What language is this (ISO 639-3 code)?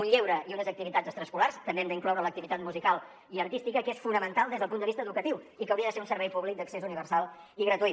cat